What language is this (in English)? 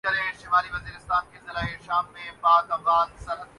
Urdu